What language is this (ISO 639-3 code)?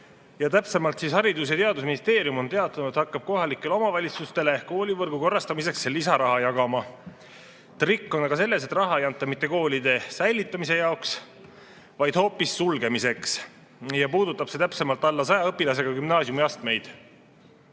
est